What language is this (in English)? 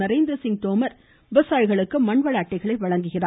Tamil